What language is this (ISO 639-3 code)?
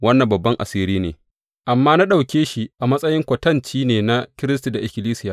hau